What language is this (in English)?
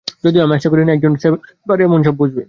Bangla